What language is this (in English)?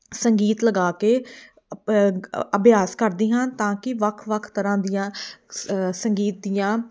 Punjabi